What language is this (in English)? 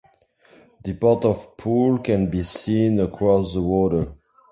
English